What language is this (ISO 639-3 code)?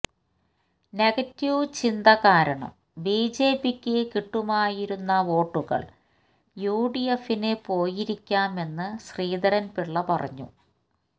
mal